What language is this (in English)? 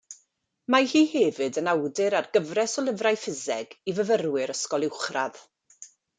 Welsh